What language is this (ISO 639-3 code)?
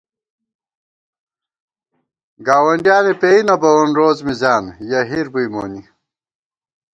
gwt